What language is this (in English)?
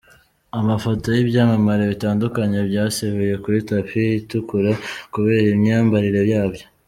Kinyarwanda